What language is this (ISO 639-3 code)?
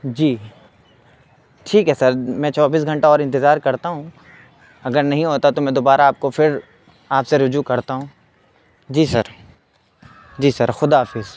urd